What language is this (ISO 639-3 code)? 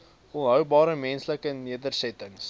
afr